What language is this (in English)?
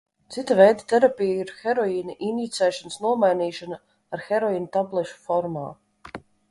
Latvian